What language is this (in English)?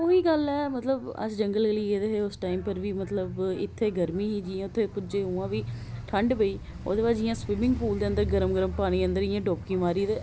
Dogri